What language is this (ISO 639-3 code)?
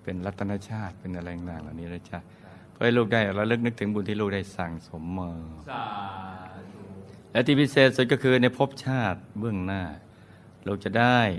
tha